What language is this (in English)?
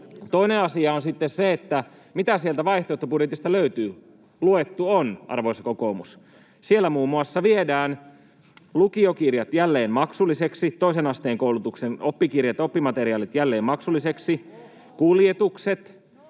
Finnish